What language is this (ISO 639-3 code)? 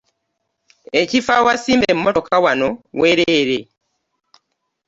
lug